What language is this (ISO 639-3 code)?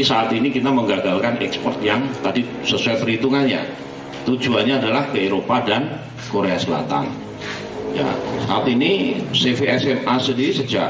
ind